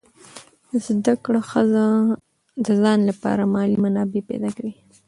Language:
Pashto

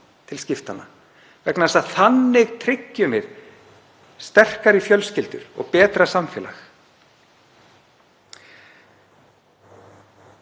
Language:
Icelandic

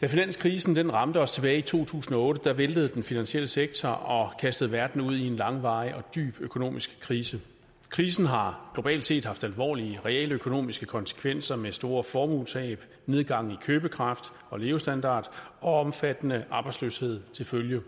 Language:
Danish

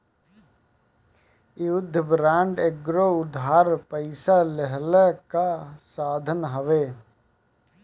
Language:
Bhojpuri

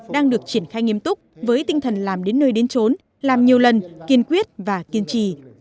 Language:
Vietnamese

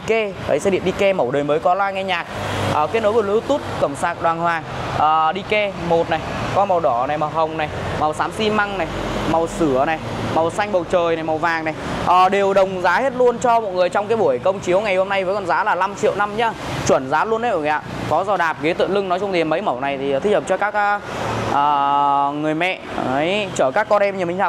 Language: Vietnamese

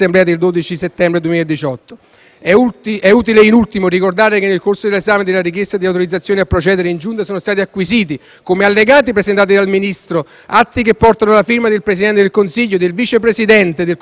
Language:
Italian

